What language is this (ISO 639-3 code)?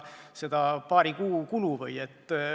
est